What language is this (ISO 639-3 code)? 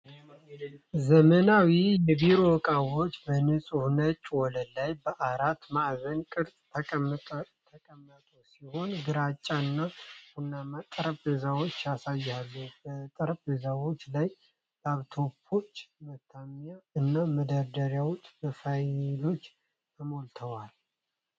amh